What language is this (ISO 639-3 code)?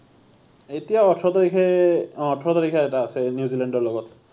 asm